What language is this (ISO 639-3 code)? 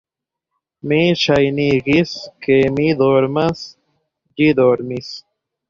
epo